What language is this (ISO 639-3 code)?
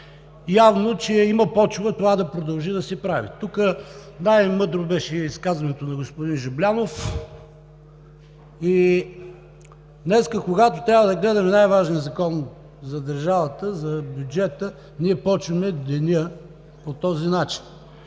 bul